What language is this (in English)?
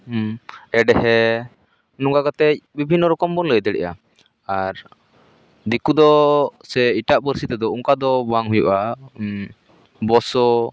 Santali